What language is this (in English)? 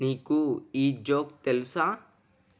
Telugu